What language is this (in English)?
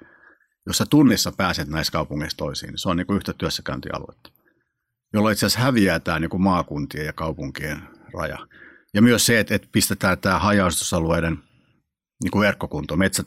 Finnish